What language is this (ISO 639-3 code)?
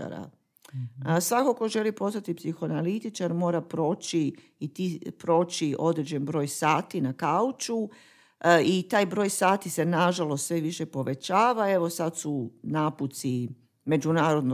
hrv